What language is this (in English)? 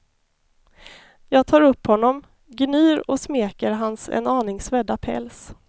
Swedish